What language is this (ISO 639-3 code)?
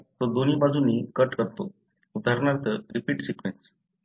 mar